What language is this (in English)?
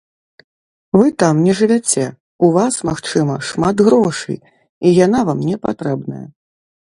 Belarusian